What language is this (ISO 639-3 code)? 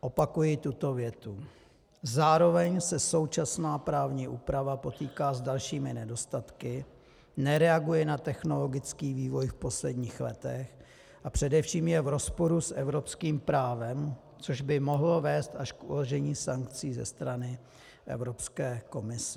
ces